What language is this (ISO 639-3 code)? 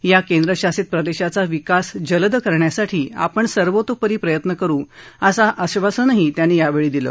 mar